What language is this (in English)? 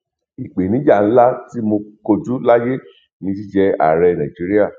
Yoruba